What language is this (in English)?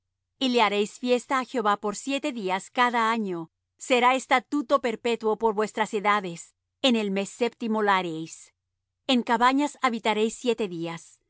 Spanish